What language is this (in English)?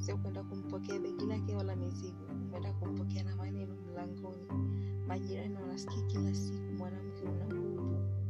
Swahili